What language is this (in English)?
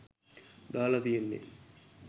Sinhala